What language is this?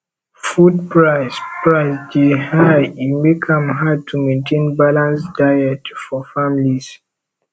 Nigerian Pidgin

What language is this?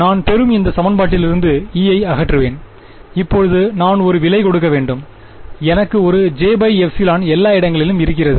Tamil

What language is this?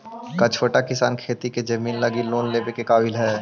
Magahi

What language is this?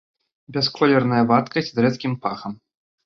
Belarusian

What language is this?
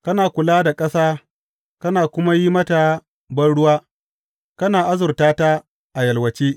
Hausa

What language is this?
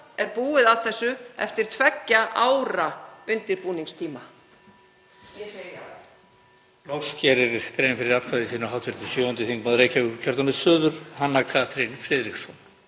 Icelandic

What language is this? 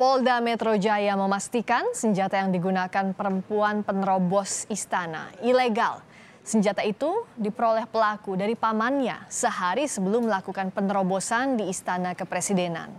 Indonesian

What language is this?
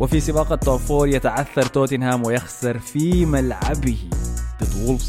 Arabic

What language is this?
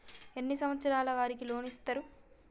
Telugu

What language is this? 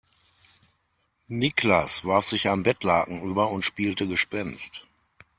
German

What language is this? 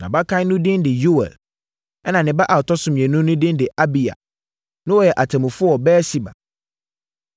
Akan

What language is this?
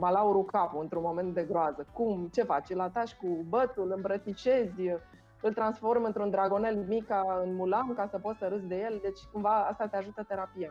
Romanian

